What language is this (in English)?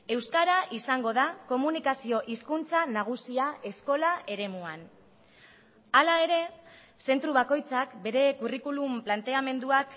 Basque